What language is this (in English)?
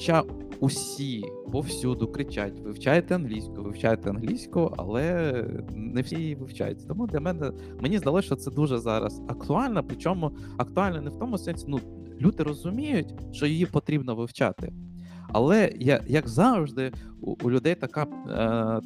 Ukrainian